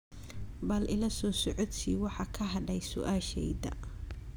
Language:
Somali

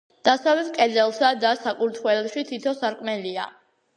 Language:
Georgian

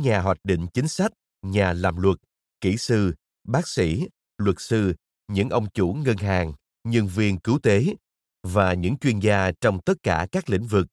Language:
Vietnamese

